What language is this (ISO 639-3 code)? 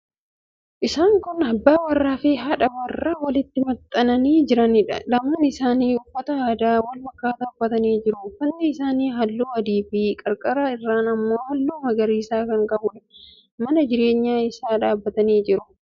orm